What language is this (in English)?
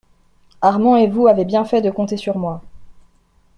French